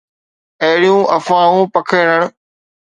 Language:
Sindhi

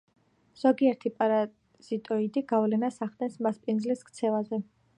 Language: Georgian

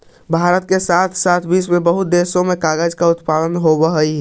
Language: Magahi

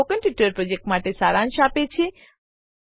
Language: Gujarati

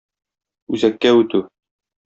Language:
Tatar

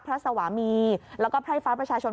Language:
Thai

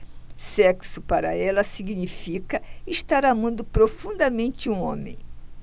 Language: Portuguese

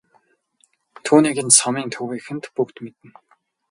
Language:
Mongolian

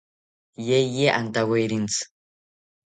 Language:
South Ucayali Ashéninka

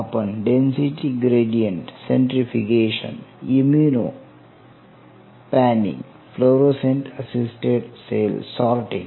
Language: Marathi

